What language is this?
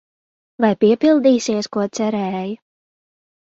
Latvian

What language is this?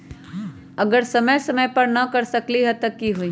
Magahi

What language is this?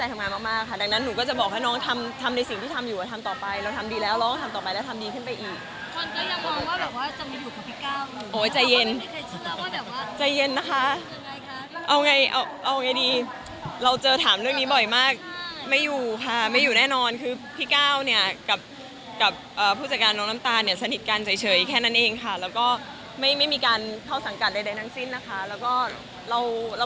Thai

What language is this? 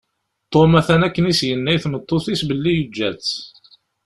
Kabyle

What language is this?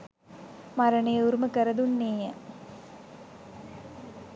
Sinhala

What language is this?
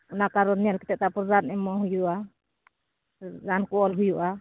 Santali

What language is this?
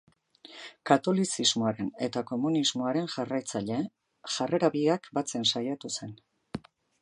Basque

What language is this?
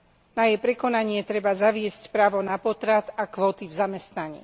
Slovak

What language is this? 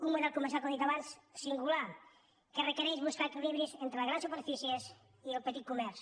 Catalan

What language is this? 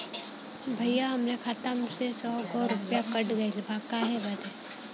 Bhojpuri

